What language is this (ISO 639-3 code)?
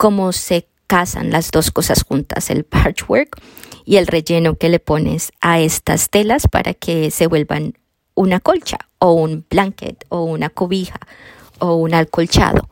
spa